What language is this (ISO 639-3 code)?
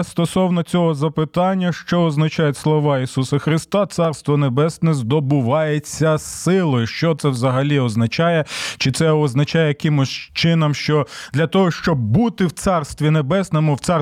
ukr